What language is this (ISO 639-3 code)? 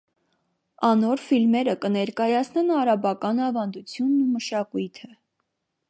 hye